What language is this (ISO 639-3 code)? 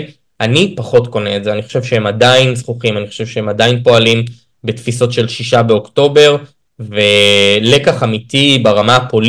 heb